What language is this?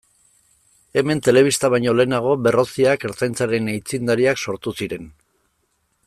Basque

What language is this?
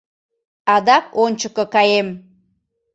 Mari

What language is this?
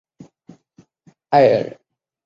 Chinese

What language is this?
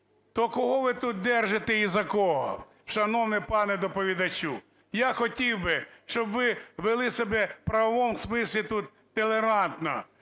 Ukrainian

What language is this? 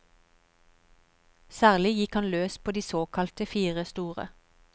Norwegian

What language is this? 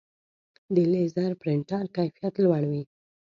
Pashto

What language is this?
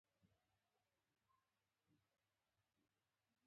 Pashto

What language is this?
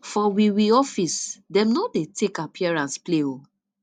Nigerian Pidgin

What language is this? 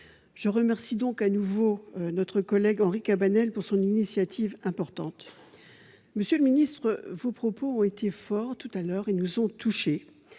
French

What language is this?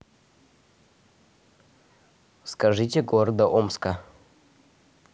Russian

